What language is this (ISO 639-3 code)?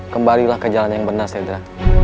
ind